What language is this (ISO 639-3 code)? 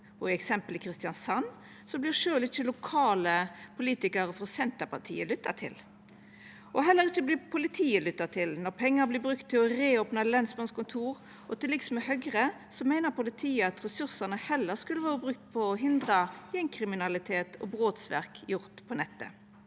nor